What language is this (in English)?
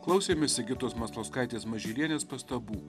Lithuanian